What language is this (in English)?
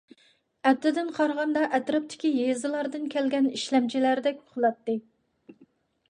Uyghur